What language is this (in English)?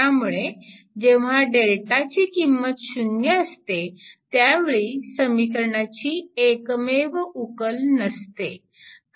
Marathi